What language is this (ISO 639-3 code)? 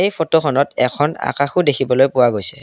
asm